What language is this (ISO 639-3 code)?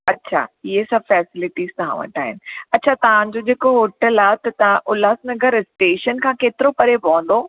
snd